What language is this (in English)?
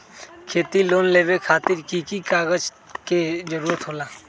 Magahi